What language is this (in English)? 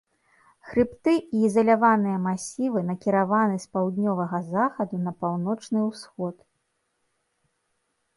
Belarusian